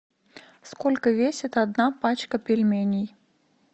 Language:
Russian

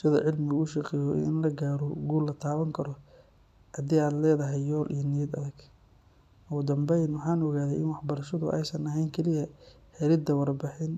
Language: Somali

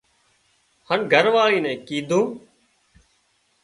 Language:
Wadiyara Koli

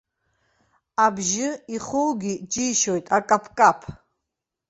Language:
Abkhazian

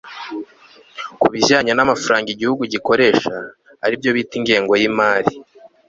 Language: Kinyarwanda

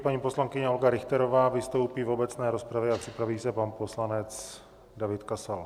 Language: Czech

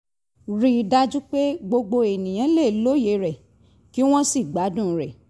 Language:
Yoruba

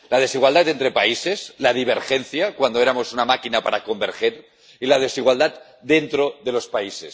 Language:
Spanish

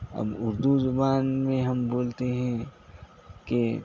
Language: Urdu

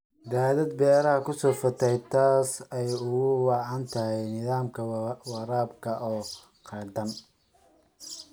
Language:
Somali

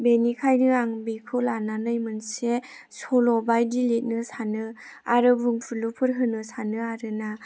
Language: Bodo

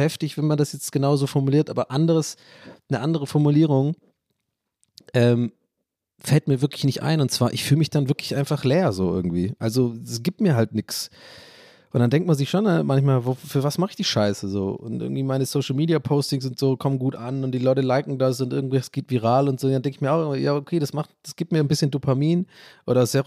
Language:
German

